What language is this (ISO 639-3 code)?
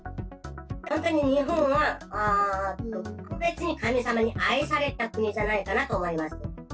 jpn